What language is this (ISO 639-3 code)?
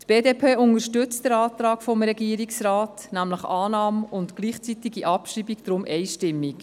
gsw